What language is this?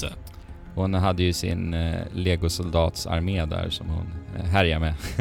Swedish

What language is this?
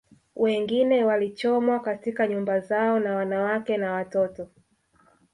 Swahili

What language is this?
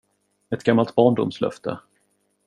Swedish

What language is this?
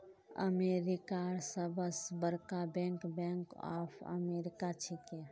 Magahi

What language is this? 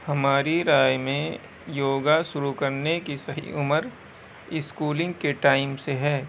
Urdu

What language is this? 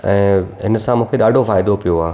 Sindhi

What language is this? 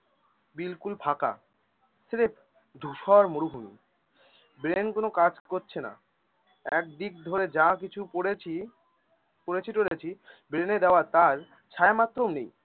Bangla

